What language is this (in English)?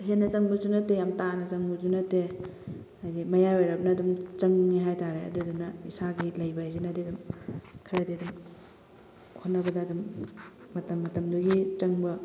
Manipuri